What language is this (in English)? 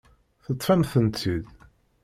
Kabyle